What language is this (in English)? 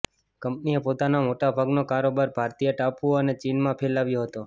Gujarati